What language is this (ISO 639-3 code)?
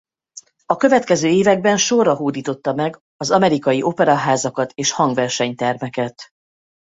hun